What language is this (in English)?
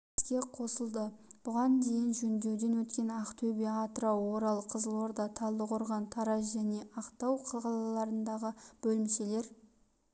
Kazakh